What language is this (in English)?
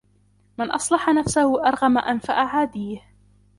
Arabic